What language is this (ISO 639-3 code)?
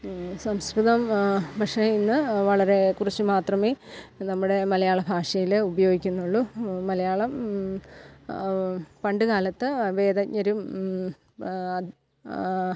mal